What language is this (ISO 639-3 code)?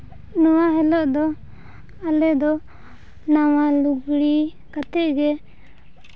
sat